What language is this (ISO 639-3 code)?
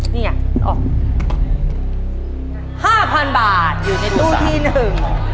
tha